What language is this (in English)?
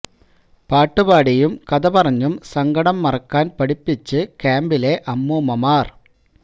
Malayalam